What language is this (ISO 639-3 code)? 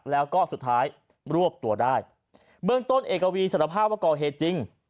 tha